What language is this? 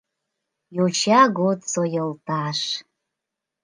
Mari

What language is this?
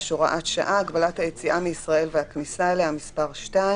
Hebrew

